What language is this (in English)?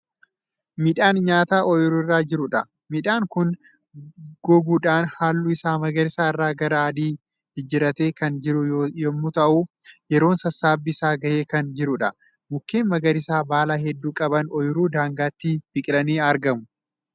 Oromo